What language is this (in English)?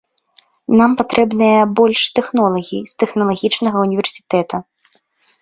Belarusian